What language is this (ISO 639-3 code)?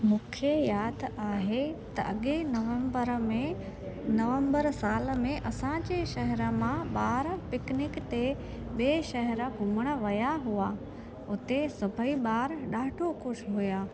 snd